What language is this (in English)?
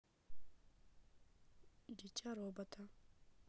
Russian